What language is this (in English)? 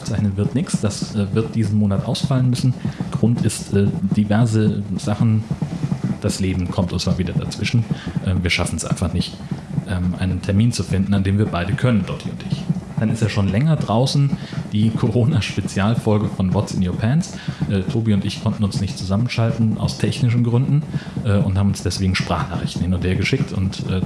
German